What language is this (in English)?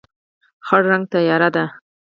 Pashto